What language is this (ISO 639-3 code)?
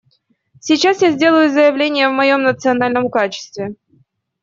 rus